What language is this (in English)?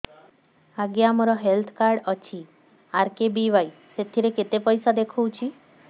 Odia